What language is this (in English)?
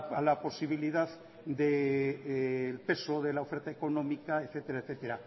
Spanish